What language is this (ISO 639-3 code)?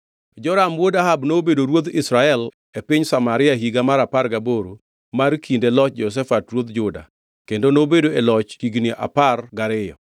luo